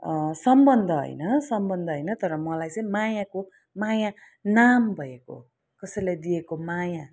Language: Nepali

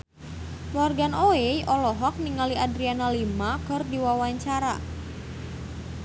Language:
Sundanese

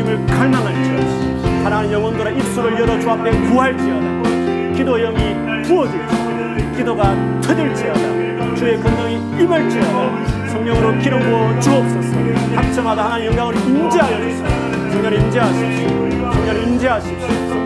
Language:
Korean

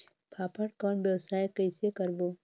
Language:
Chhattisgarhi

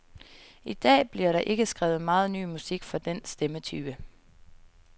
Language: Danish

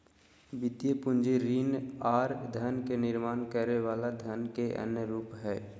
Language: Magahi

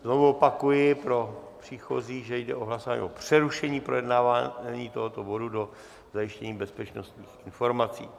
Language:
Czech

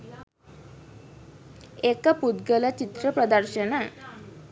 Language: Sinhala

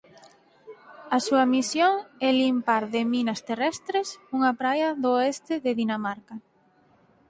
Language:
Galician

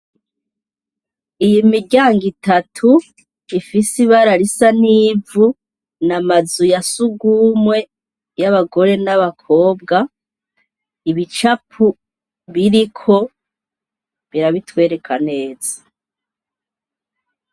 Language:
Rundi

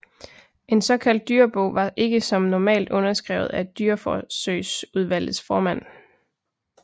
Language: Danish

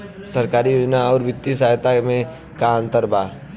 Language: Bhojpuri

